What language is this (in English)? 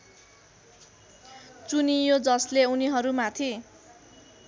Nepali